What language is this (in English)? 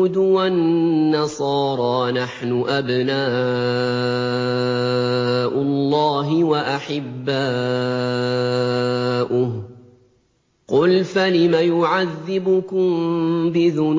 Arabic